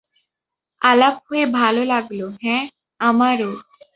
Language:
Bangla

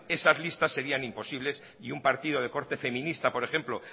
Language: Spanish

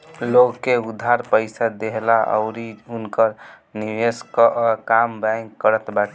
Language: Bhojpuri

